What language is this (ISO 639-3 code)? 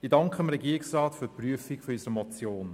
gsw